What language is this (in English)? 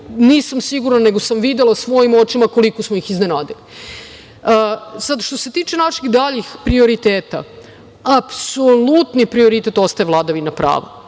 Serbian